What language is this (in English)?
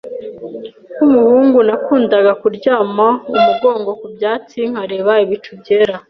Kinyarwanda